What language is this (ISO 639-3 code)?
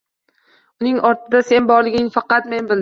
uzb